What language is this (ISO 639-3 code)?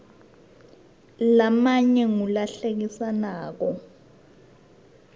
ssw